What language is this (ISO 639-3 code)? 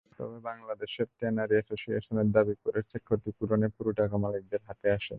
ben